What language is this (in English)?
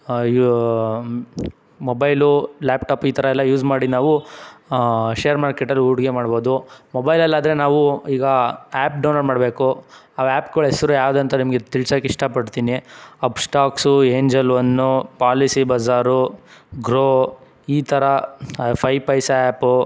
Kannada